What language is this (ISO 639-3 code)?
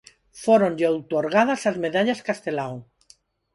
glg